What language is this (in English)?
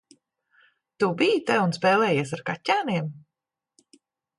Latvian